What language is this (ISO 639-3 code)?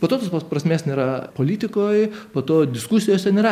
lit